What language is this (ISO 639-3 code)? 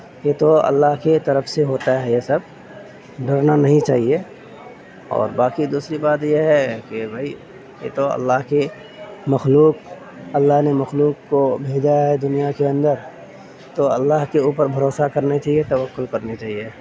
urd